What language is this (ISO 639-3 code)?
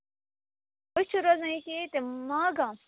kas